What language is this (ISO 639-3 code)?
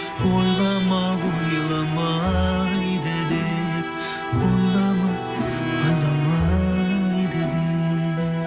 kaz